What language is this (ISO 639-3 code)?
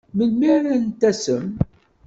kab